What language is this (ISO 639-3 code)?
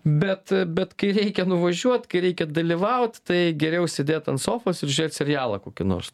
lit